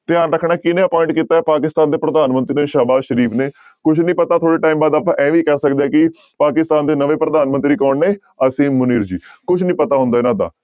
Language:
Punjabi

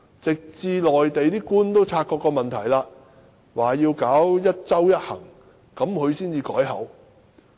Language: Cantonese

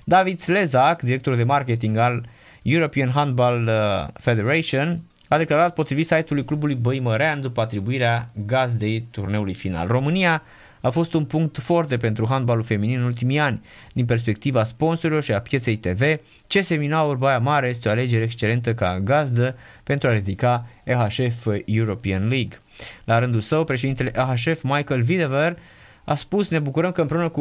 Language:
Romanian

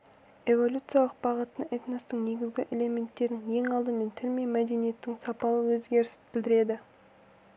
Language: Kazakh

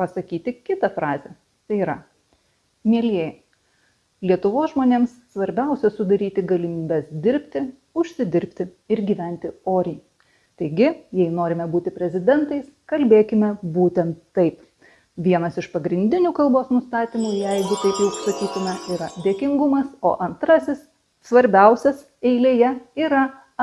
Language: Lithuanian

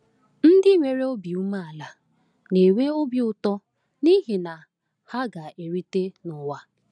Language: Igbo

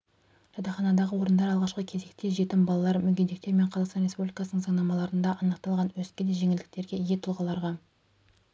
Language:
Kazakh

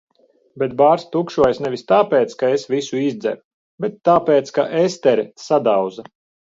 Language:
Latvian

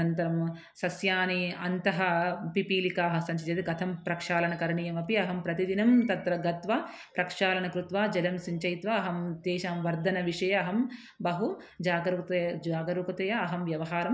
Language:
Sanskrit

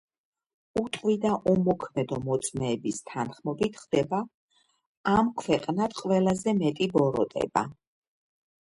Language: Georgian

